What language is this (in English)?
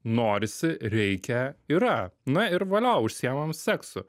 Lithuanian